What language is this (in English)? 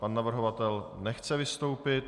Czech